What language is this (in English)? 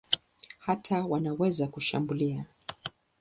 Swahili